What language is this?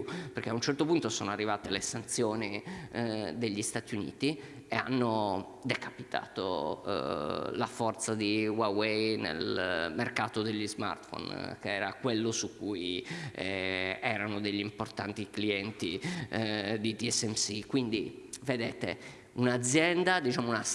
Italian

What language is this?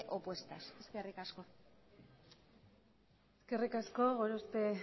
Basque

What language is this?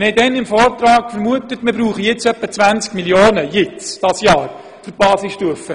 Swiss German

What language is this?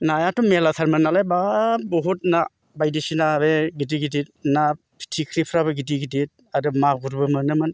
Bodo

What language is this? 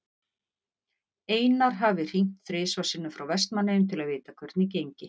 Icelandic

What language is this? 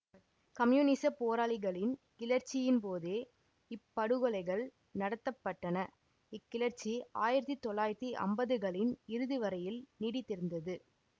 Tamil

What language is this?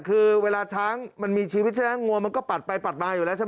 Thai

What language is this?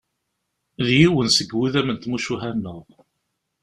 Kabyle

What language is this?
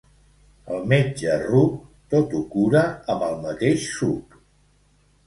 Catalan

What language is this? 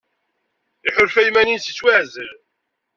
Kabyle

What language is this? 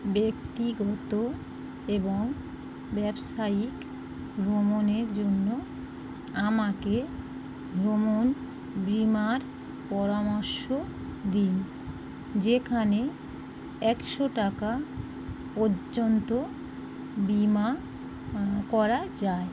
Bangla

